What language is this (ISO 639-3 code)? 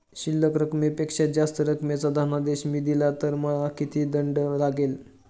mar